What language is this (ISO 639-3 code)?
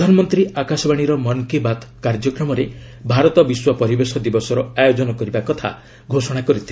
ori